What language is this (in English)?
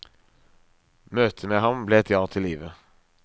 Norwegian